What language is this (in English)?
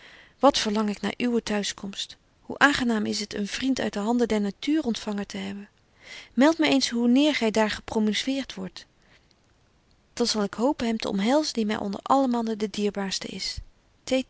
Dutch